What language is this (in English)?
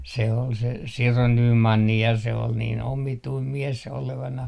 Finnish